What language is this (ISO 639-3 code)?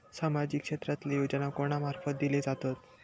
mar